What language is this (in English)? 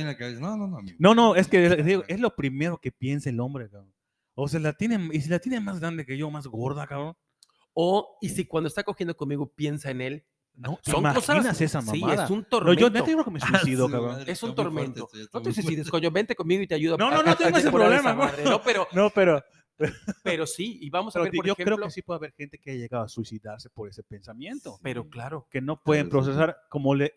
Spanish